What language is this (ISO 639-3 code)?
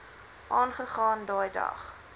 afr